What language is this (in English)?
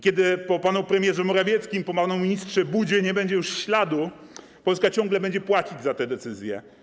Polish